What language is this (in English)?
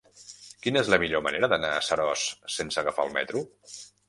Catalan